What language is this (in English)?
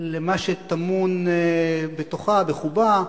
Hebrew